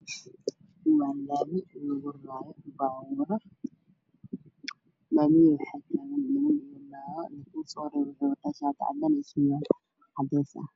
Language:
Somali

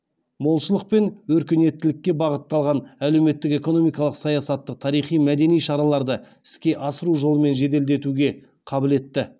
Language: Kazakh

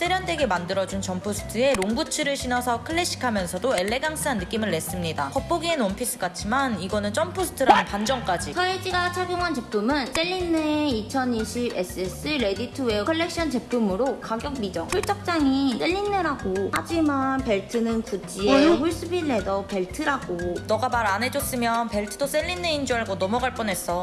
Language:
Korean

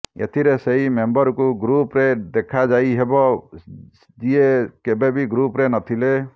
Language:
Odia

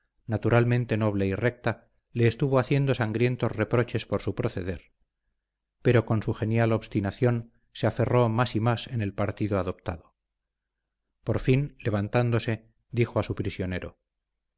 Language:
Spanish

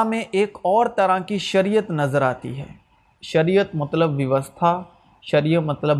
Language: Urdu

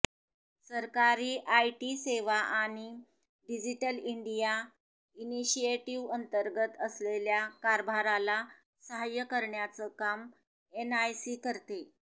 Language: Marathi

